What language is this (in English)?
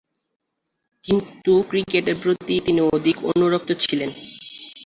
Bangla